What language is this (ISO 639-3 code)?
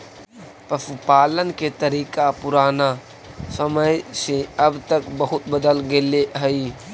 mag